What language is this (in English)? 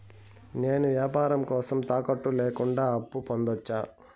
Telugu